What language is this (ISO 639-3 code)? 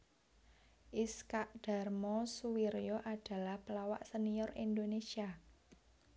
jav